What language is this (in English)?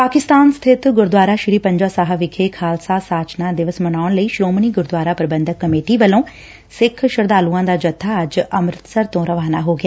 Punjabi